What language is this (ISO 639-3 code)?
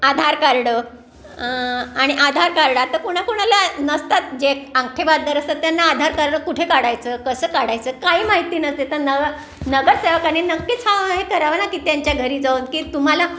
mar